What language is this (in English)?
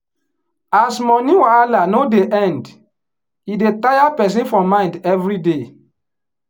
Nigerian Pidgin